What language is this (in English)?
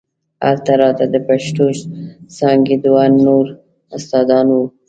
Pashto